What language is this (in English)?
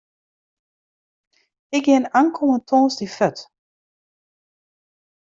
Western Frisian